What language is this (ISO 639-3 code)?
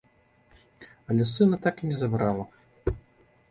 bel